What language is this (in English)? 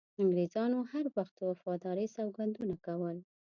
Pashto